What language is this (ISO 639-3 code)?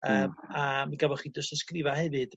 cym